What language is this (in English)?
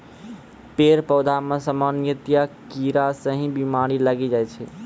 Maithili